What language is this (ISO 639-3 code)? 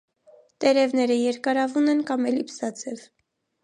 hye